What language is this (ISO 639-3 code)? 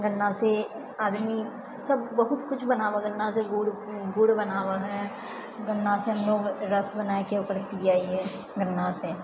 mai